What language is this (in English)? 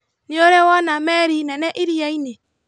Kikuyu